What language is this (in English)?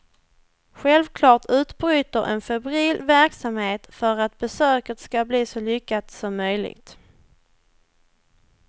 Swedish